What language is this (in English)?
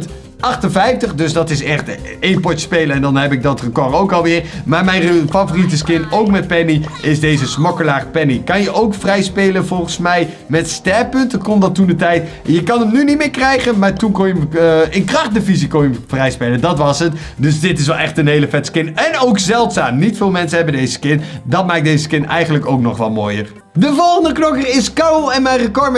Dutch